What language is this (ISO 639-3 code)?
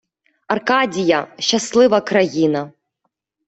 ukr